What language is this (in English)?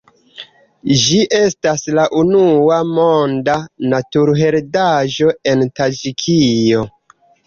Esperanto